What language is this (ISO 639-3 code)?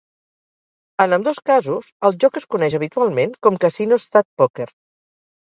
cat